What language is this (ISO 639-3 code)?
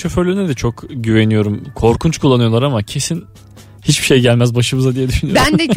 tur